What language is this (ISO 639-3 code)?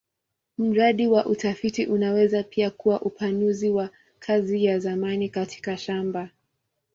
swa